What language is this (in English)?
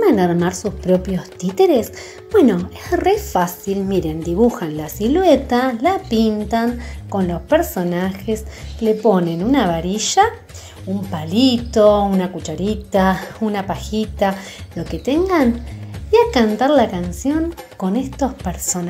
Spanish